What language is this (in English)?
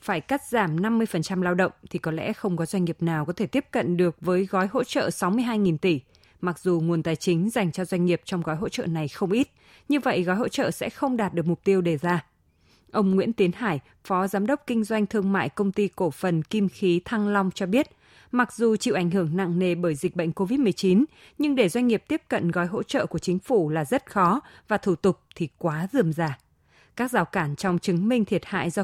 Vietnamese